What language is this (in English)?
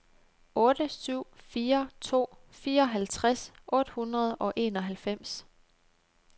Danish